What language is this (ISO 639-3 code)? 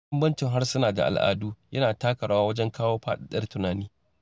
hau